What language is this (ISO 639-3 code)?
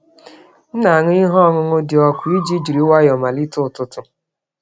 ibo